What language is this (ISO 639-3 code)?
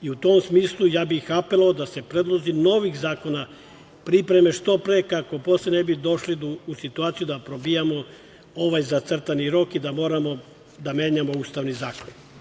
srp